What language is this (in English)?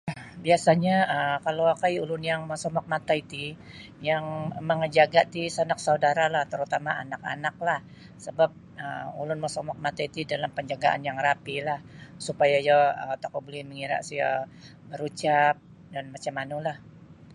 Sabah Bisaya